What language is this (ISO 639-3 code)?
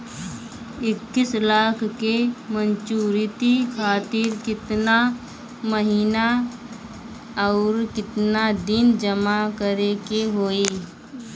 bho